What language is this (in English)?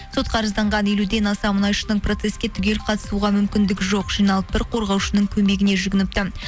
Kazakh